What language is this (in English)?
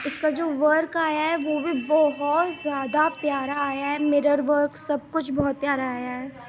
Urdu